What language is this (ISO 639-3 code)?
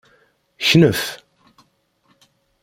kab